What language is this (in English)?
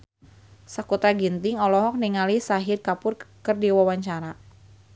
Sundanese